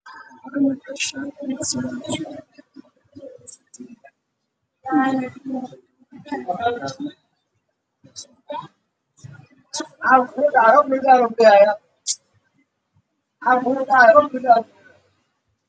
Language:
Somali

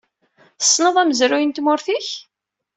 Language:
Kabyle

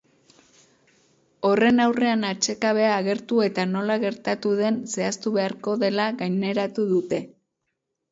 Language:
Basque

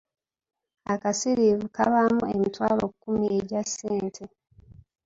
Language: Ganda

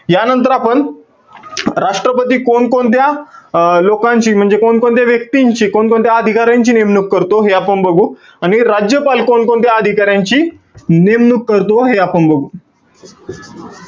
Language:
Marathi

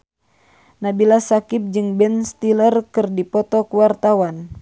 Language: Sundanese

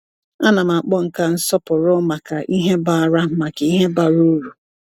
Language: Igbo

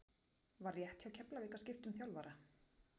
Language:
Icelandic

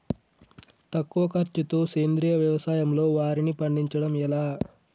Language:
Telugu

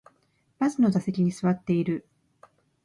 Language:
Japanese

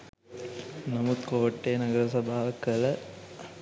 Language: Sinhala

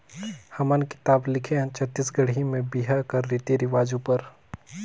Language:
Chhattisgarhi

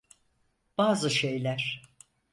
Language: Turkish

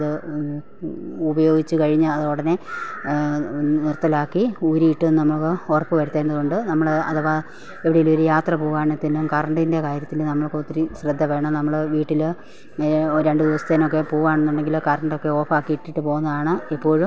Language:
Malayalam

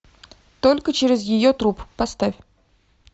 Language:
Russian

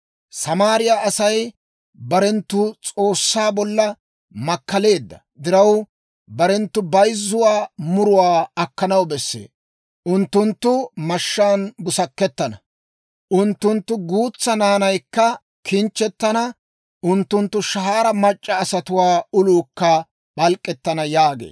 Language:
Dawro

